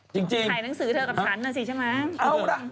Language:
Thai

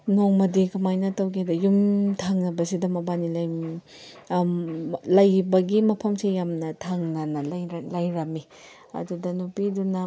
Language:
Manipuri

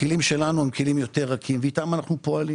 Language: Hebrew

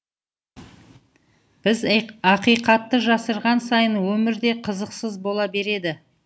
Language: Kazakh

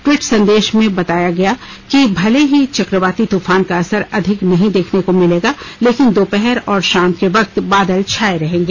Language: Hindi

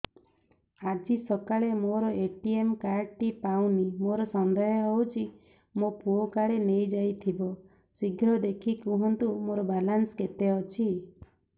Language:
Odia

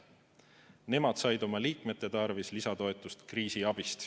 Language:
Estonian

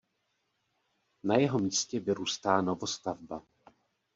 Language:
Czech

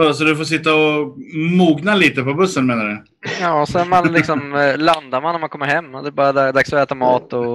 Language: Swedish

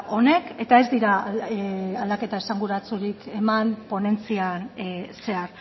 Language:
Basque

